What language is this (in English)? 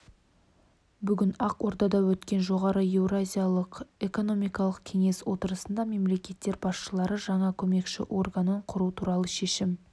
Kazakh